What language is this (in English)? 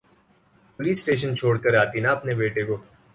Urdu